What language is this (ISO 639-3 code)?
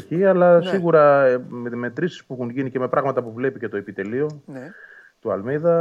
ell